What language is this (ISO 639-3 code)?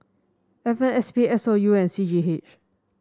eng